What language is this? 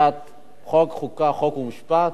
Hebrew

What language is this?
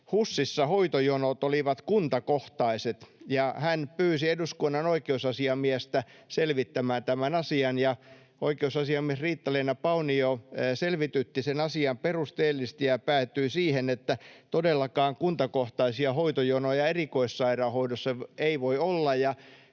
Finnish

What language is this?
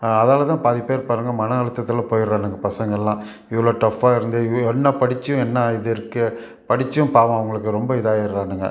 Tamil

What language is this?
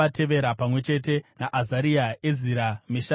Shona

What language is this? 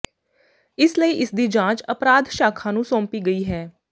Punjabi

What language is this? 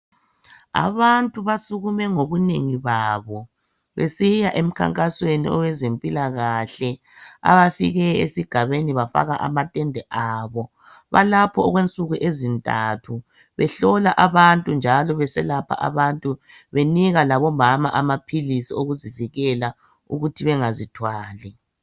North Ndebele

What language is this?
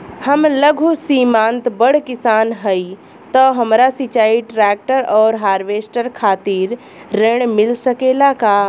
Bhojpuri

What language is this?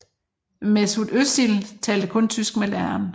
Danish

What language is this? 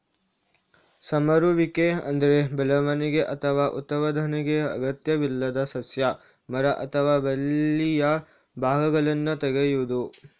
Kannada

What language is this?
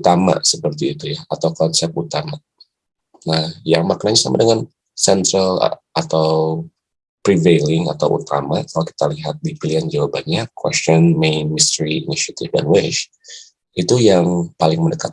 Indonesian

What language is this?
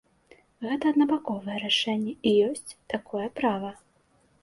Belarusian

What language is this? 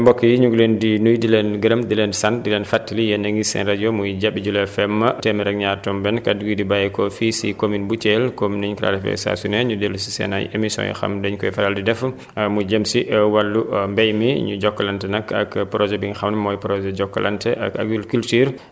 Wolof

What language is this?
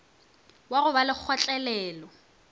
Northern Sotho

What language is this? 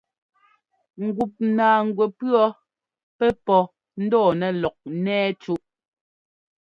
Ngomba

